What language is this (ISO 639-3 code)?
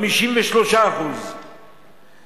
heb